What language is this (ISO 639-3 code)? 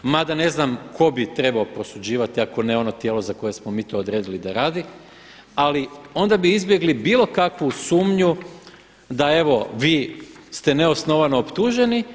hrv